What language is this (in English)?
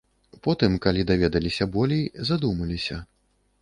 Belarusian